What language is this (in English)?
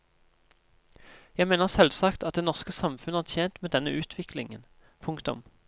Norwegian